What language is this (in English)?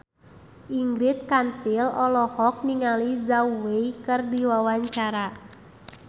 Sundanese